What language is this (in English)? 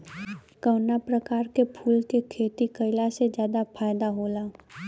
Bhojpuri